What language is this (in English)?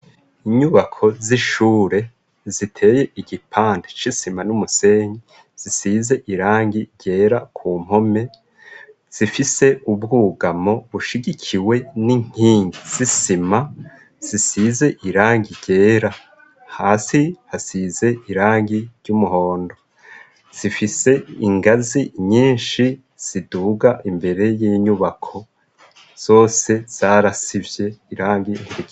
Rundi